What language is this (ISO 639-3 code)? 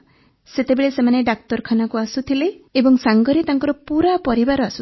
ori